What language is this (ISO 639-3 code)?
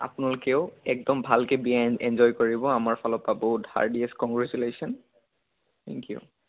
asm